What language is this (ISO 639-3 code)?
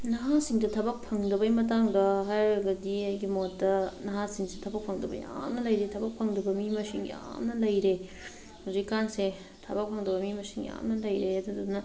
mni